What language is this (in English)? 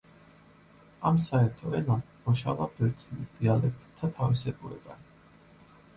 Georgian